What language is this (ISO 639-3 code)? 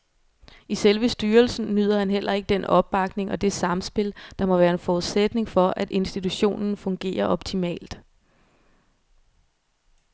dan